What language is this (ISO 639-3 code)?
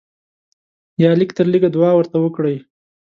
pus